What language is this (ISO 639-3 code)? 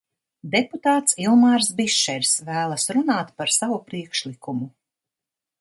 lav